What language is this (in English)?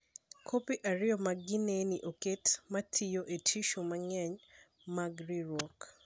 Luo (Kenya and Tanzania)